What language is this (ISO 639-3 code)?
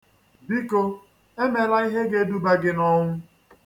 ibo